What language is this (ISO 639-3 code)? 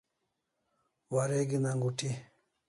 kls